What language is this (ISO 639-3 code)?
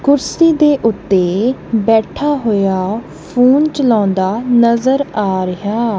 pan